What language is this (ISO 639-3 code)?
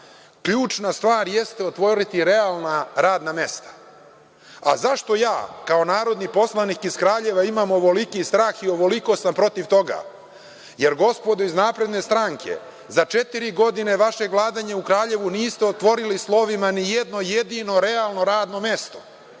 srp